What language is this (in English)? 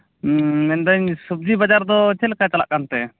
Santali